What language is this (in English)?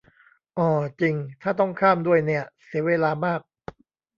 Thai